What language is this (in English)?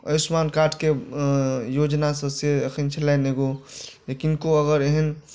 Maithili